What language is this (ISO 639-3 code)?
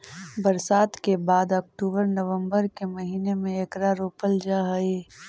mag